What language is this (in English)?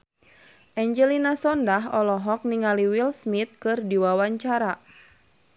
Sundanese